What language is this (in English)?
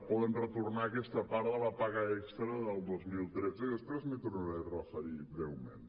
Catalan